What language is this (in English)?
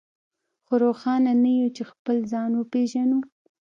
Pashto